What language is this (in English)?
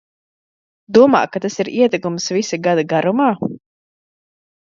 Latvian